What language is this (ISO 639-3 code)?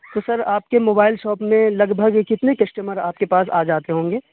urd